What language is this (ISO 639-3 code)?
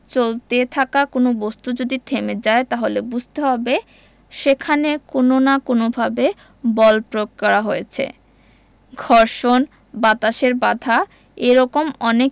ben